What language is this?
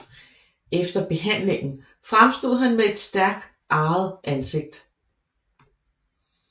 Danish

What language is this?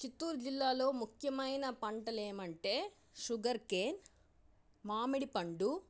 Telugu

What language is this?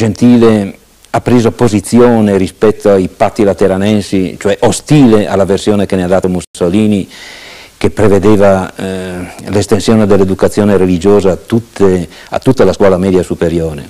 Italian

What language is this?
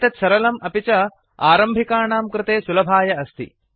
Sanskrit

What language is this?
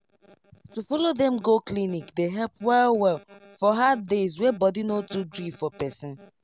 Nigerian Pidgin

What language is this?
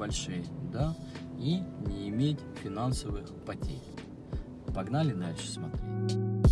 Russian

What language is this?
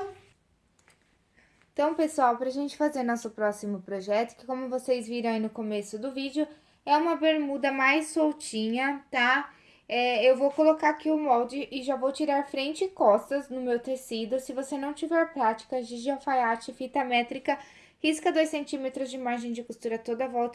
Portuguese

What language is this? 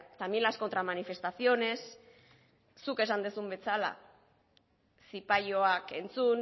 Basque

